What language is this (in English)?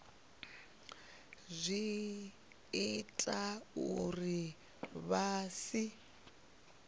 Venda